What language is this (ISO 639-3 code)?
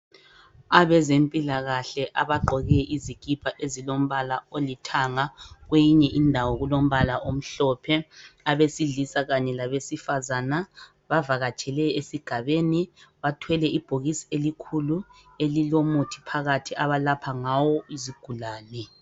nde